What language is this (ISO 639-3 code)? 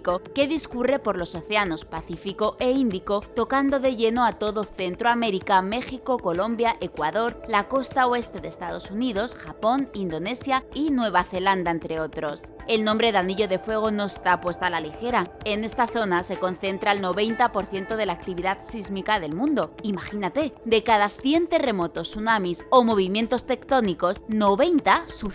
spa